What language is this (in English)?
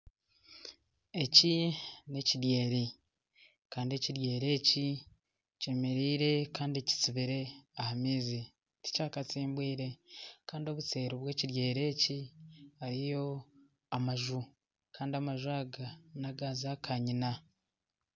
Nyankole